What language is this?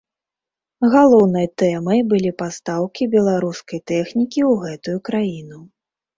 Belarusian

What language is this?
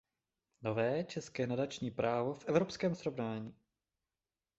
Czech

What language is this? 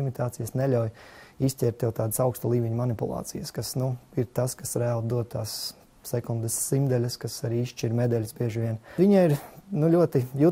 Latvian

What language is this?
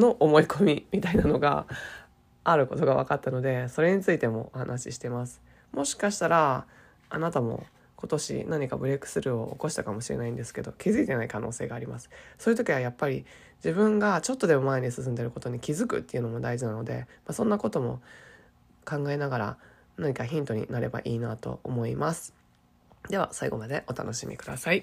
Japanese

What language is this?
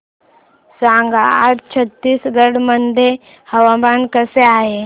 Marathi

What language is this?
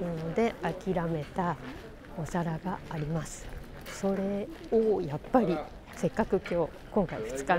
Japanese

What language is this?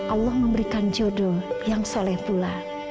Indonesian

